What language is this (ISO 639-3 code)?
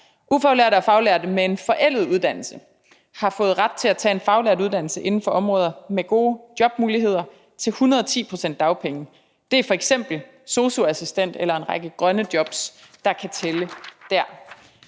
dan